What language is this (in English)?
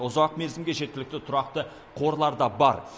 Kazakh